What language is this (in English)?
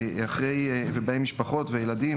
Hebrew